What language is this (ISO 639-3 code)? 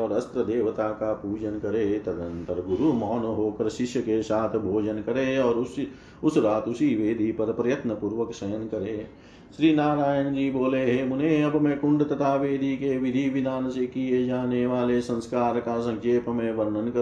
hin